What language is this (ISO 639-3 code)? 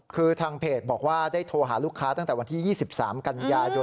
tha